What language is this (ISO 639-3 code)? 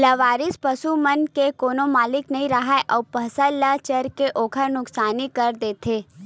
hne